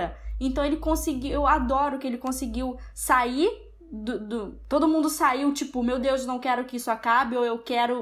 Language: Portuguese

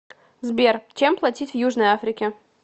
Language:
Russian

